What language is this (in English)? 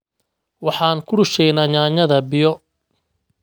Somali